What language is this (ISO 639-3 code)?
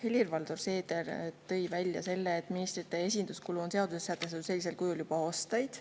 est